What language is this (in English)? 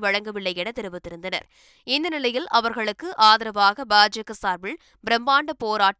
Tamil